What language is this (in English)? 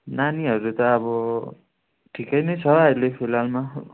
Nepali